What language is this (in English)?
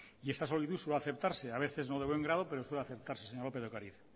Spanish